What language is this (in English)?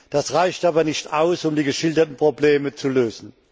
German